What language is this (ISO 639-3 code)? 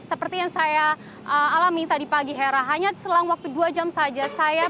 ind